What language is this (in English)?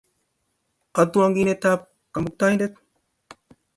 Kalenjin